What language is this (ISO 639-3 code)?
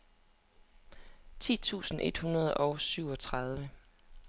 dan